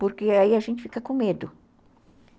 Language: Portuguese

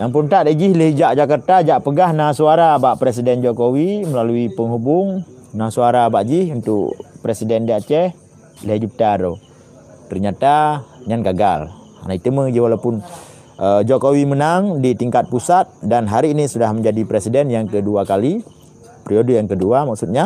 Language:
Malay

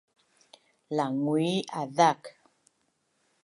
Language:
Bunun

